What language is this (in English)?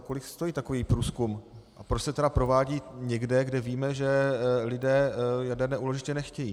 Czech